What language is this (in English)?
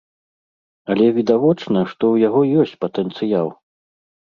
Belarusian